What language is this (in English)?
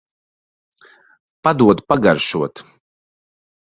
Latvian